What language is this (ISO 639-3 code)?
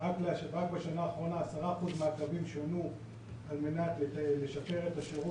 heb